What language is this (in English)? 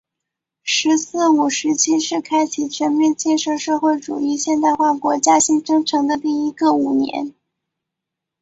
Chinese